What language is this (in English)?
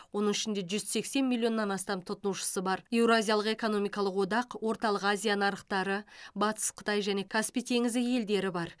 Kazakh